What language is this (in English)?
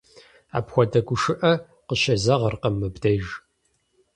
Kabardian